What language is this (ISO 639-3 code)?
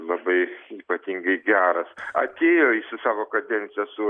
lit